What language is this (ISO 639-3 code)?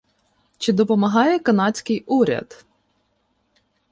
ukr